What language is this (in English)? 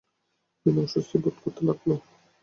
Bangla